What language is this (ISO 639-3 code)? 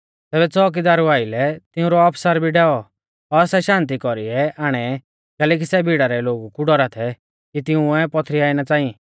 bfz